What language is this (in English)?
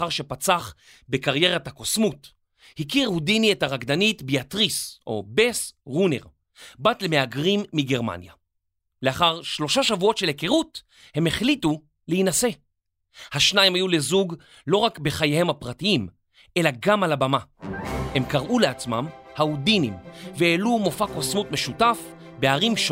Hebrew